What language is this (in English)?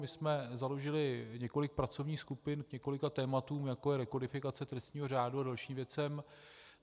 Czech